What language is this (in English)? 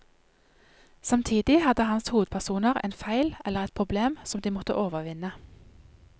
Norwegian